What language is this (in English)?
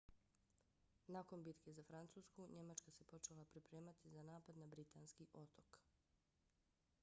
Bosnian